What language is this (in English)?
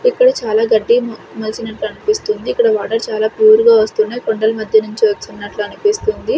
Telugu